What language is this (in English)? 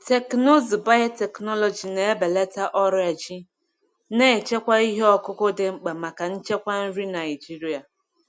Igbo